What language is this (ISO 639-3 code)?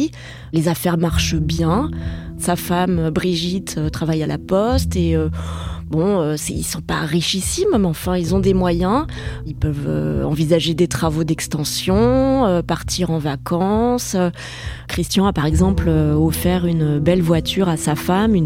fra